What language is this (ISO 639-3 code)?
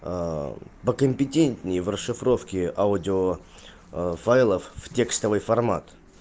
rus